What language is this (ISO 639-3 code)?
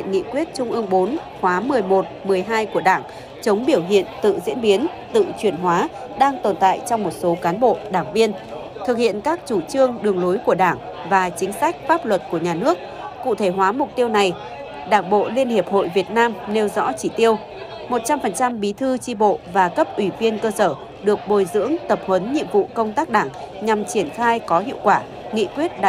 vie